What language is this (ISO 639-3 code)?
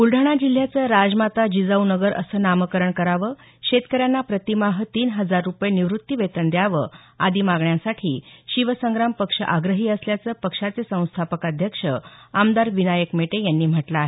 mar